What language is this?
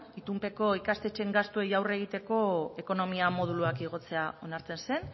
Basque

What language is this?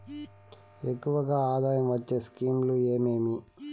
Telugu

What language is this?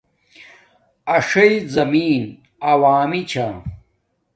Domaaki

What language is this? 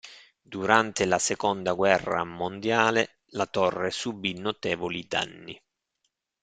Italian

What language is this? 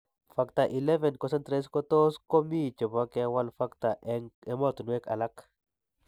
Kalenjin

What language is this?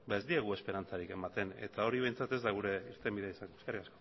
Basque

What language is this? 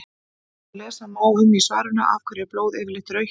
Icelandic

